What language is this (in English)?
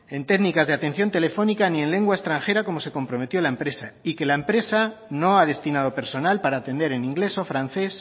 Spanish